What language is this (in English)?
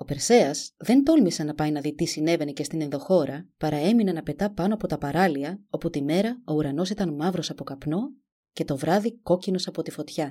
Greek